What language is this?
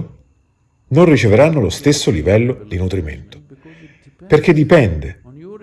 Italian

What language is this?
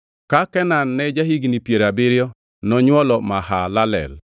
Luo (Kenya and Tanzania)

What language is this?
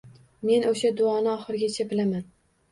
Uzbek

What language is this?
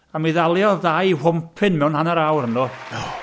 Welsh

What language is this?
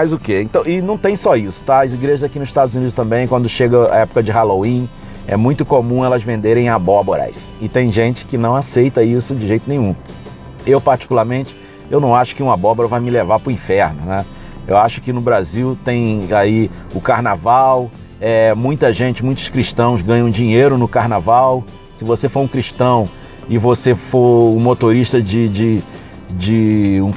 Portuguese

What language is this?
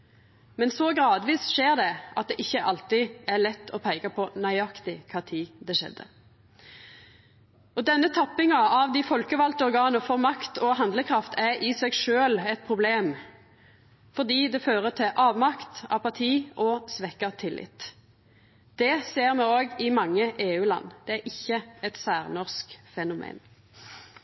Norwegian Nynorsk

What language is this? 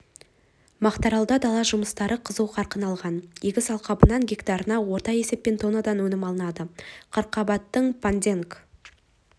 Kazakh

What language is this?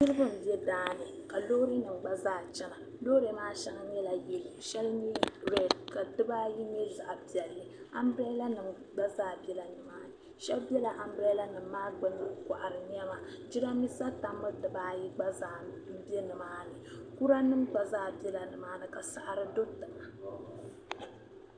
Dagbani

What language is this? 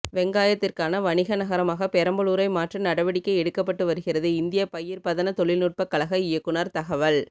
Tamil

